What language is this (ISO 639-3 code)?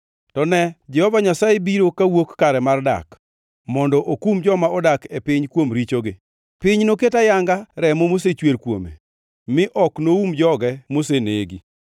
luo